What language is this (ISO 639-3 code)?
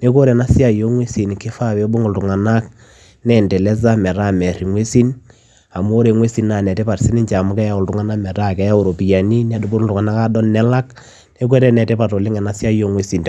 mas